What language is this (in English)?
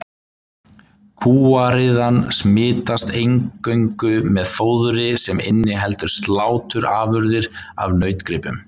Icelandic